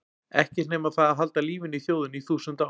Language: Icelandic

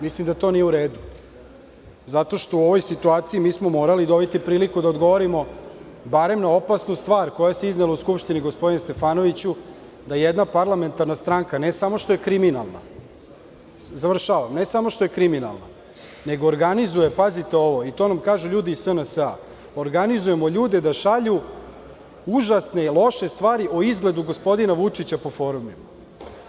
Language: Serbian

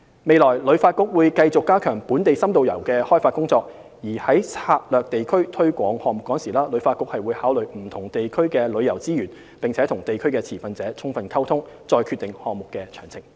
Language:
Cantonese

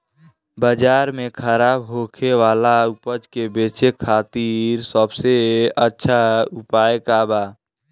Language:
Bhojpuri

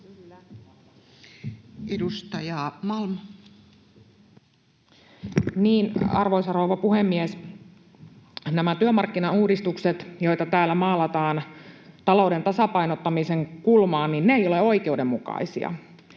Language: Finnish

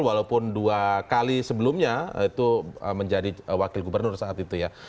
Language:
Indonesian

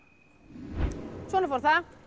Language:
Icelandic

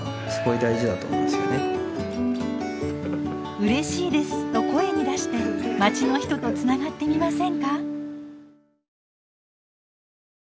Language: Japanese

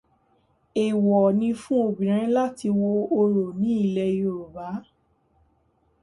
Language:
Yoruba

